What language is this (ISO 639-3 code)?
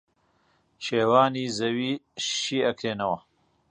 ckb